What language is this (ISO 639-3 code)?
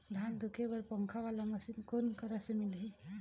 hne